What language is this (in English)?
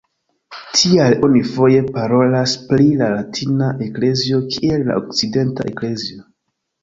Esperanto